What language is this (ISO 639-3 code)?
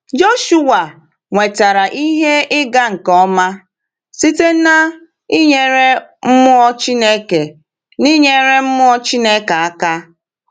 ibo